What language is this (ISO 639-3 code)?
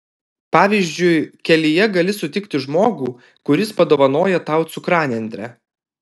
lit